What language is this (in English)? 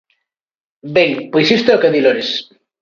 Galician